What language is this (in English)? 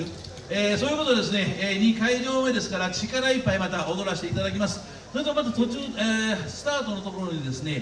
Japanese